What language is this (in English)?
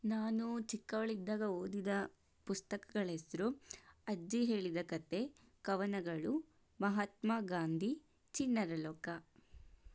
Kannada